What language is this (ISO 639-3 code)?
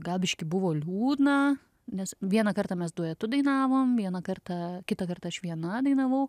lit